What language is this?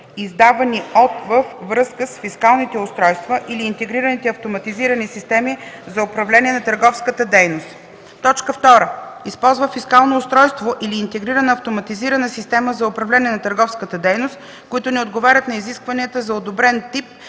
Bulgarian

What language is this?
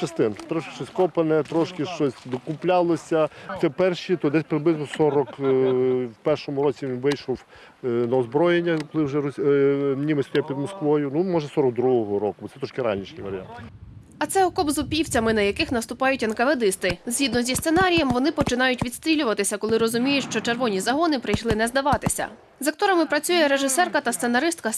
Ukrainian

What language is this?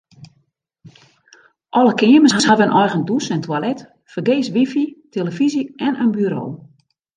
Western Frisian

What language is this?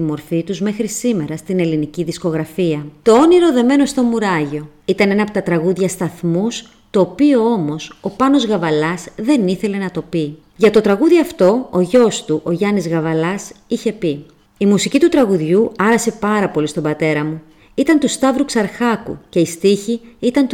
Greek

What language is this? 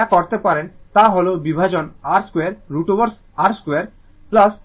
Bangla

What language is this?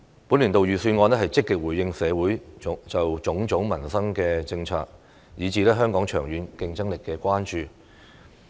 Cantonese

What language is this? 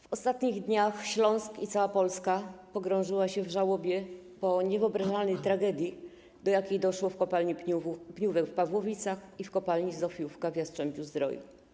Polish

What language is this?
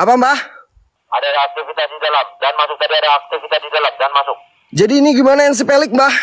Indonesian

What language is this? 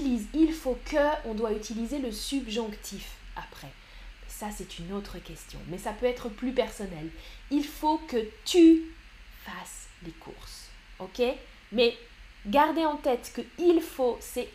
French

